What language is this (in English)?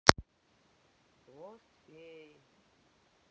Russian